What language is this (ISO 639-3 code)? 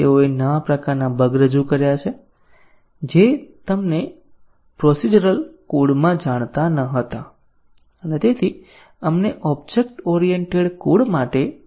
guj